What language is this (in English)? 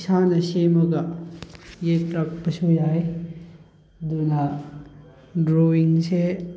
Manipuri